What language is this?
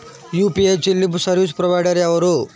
Telugu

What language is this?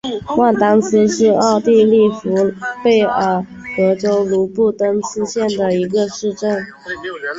Chinese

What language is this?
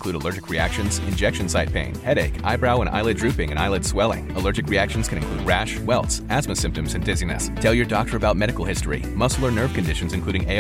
Urdu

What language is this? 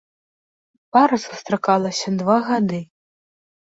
Belarusian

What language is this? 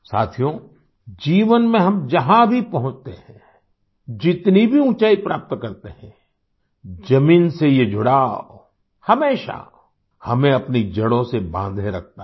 Hindi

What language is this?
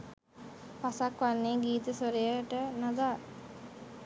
Sinhala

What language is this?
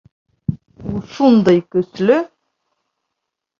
Bashkir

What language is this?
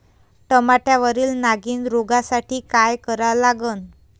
Marathi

